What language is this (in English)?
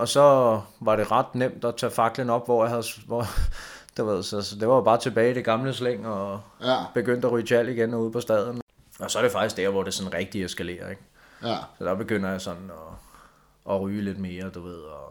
Danish